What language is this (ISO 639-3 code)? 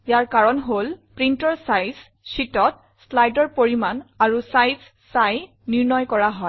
asm